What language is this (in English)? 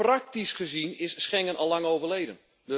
Dutch